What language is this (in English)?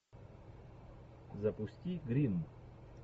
Russian